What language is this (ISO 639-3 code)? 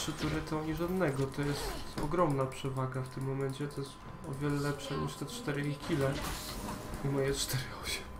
pol